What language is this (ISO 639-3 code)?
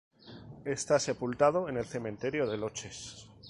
spa